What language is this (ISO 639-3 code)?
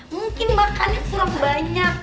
ind